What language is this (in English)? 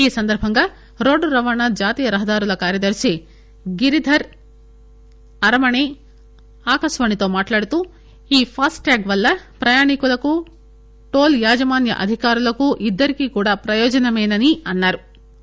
Telugu